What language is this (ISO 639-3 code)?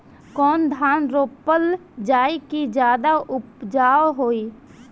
bho